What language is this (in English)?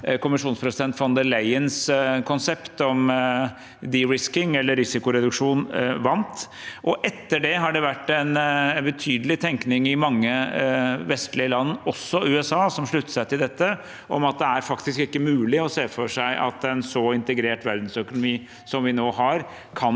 Norwegian